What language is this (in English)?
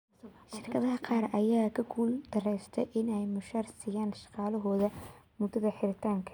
Somali